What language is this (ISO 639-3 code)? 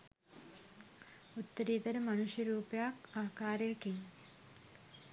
sin